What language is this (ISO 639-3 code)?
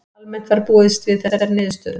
isl